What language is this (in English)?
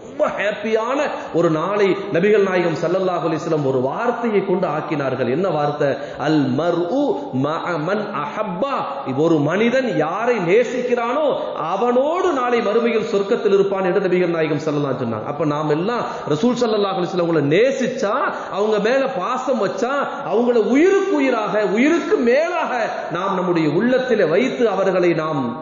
Arabic